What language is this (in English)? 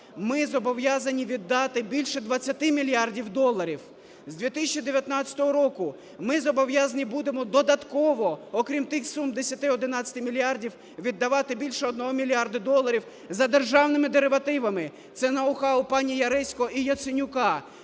Ukrainian